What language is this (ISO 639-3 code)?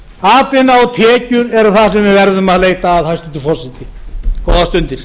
isl